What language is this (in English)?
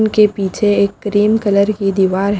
Hindi